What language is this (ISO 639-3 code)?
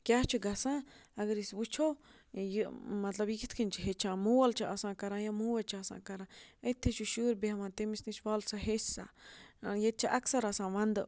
kas